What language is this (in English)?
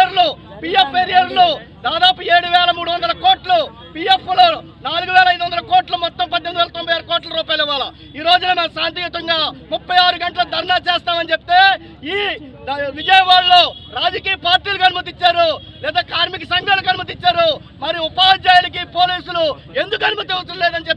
Telugu